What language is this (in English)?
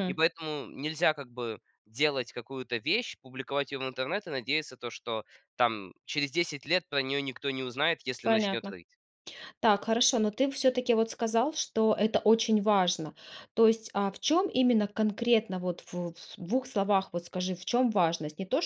Russian